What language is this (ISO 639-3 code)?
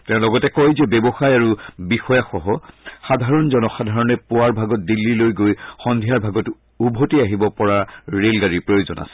asm